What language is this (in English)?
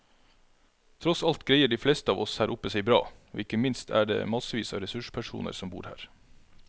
Norwegian